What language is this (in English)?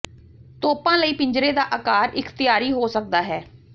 Punjabi